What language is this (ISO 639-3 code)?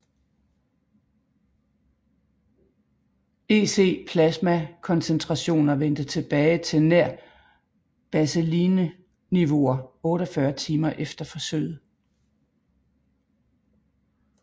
dan